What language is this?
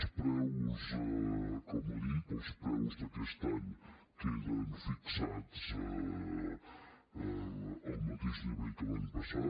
Catalan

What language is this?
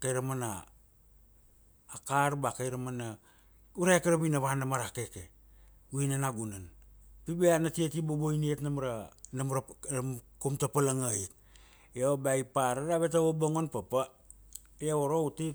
Kuanua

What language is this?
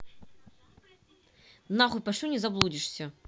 Russian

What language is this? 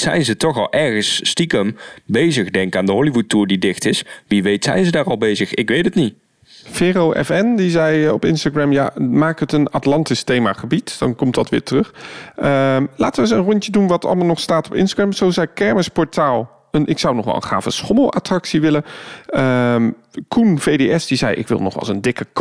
Dutch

